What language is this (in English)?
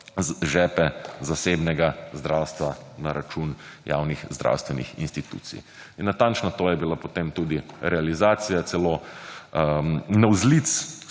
Slovenian